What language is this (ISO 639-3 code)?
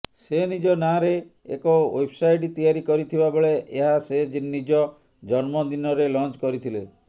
ori